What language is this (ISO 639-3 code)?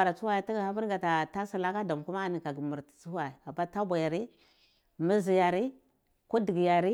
ckl